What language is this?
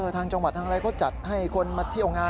Thai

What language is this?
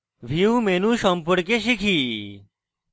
Bangla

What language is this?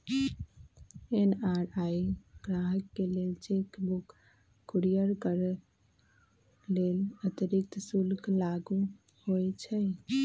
Magahi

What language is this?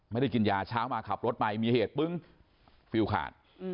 Thai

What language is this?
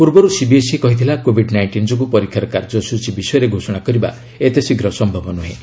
Odia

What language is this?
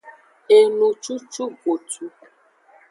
Aja (Benin)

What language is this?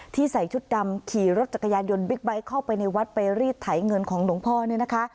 Thai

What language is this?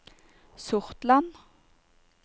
Norwegian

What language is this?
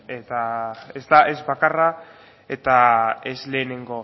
Basque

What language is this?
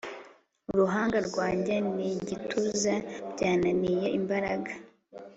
Kinyarwanda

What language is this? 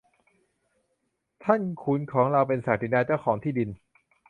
Thai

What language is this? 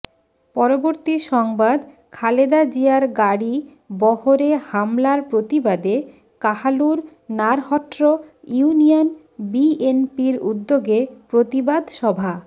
Bangla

